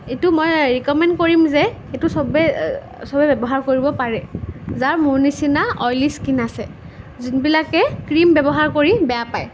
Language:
Assamese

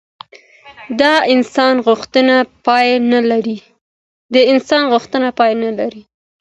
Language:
Pashto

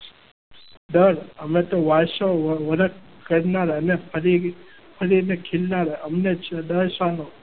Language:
Gujarati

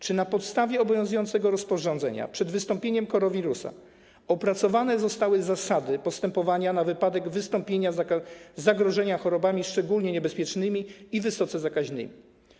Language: Polish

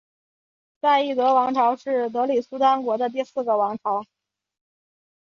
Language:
Chinese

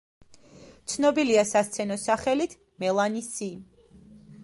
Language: Georgian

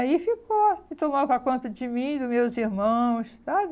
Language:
Portuguese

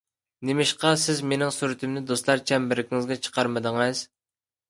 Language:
Uyghur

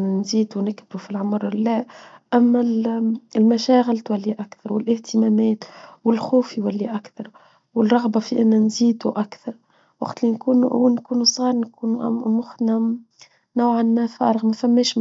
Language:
Tunisian Arabic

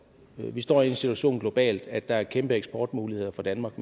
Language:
Danish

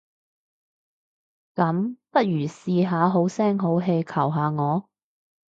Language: Cantonese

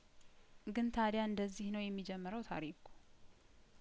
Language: Amharic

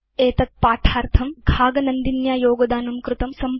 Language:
Sanskrit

